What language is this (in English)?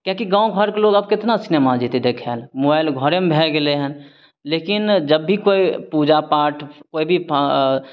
Maithili